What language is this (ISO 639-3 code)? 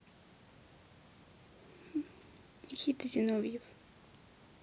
rus